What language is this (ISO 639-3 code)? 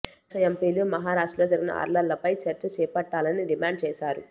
tel